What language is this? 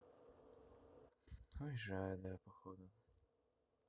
Russian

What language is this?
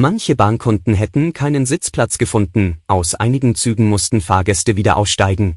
German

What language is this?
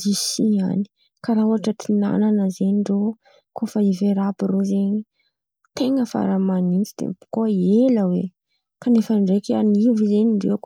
Antankarana Malagasy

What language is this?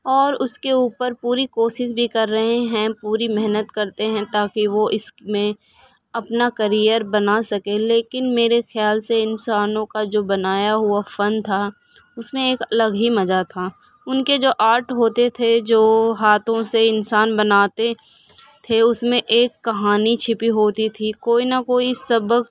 Urdu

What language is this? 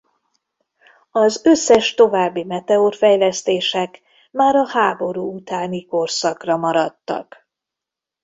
Hungarian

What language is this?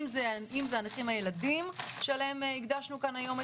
Hebrew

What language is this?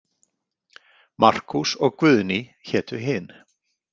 Icelandic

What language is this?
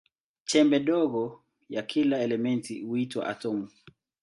Swahili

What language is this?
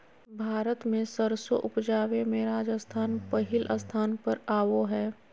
Magahi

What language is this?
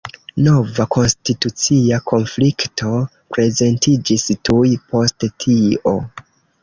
Esperanto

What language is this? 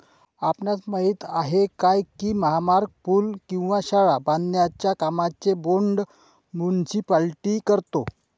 Marathi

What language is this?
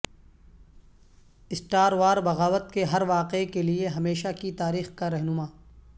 Urdu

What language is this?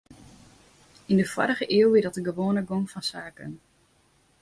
Western Frisian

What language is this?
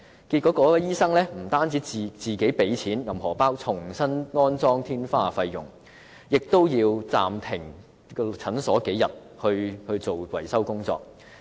Cantonese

